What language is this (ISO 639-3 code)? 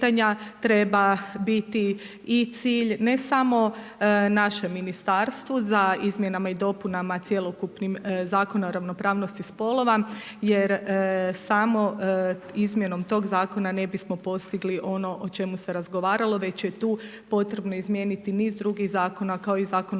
hrv